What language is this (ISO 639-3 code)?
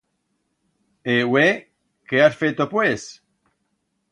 arg